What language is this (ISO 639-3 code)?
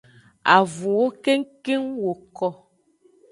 ajg